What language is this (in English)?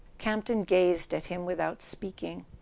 English